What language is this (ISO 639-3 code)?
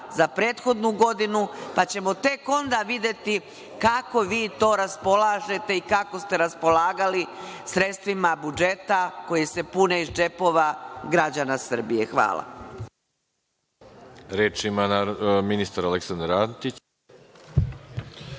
srp